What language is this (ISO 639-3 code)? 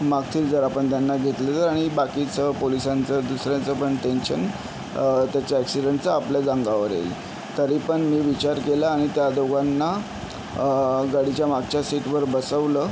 mar